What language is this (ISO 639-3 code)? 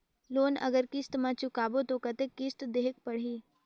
hne